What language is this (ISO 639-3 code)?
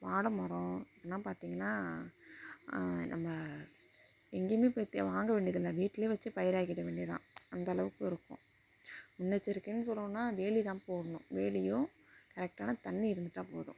tam